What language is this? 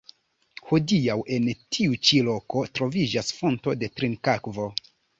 Esperanto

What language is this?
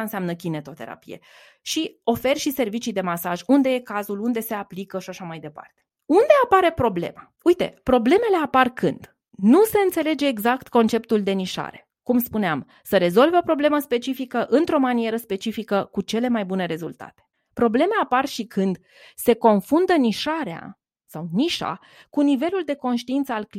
Romanian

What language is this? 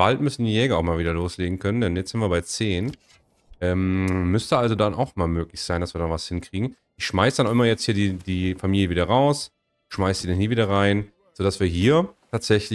German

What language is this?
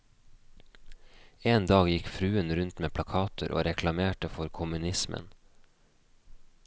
Norwegian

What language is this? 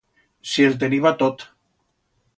Aragonese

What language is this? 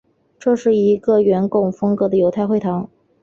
Chinese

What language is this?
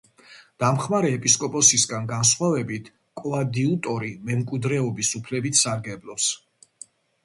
Georgian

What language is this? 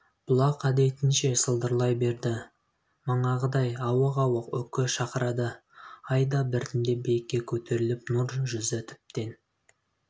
Kazakh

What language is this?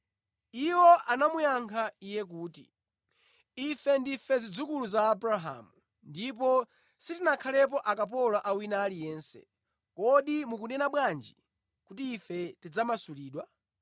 Nyanja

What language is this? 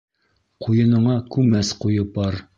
Bashkir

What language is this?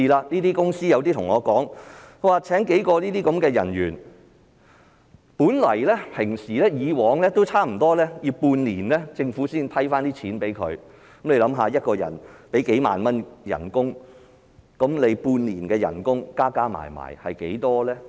Cantonese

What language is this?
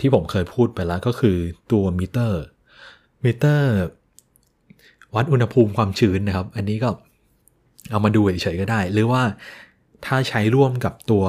Thai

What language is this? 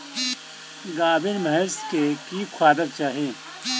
Maithili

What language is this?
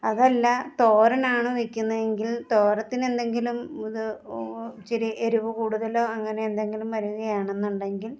Malayalam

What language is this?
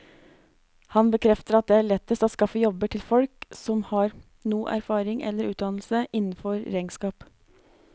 Norwegian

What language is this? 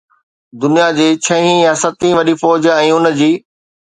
Sindhi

